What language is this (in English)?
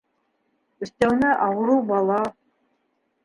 Bashkir